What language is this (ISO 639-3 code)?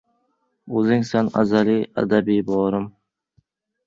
uzb